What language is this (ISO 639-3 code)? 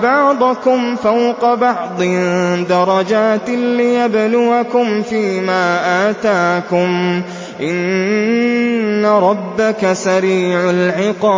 ara